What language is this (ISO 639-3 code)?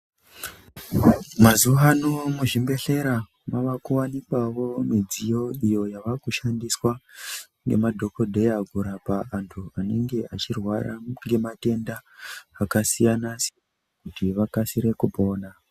ndc